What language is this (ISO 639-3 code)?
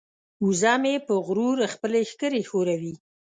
pus